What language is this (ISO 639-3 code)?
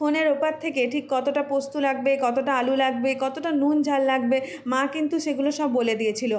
ben